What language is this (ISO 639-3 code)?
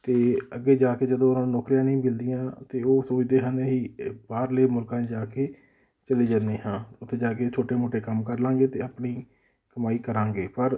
pan